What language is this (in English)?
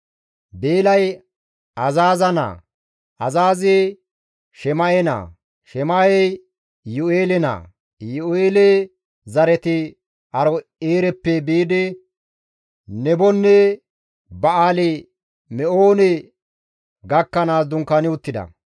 Gamo